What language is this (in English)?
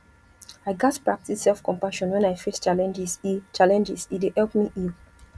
Nigerian Pidgin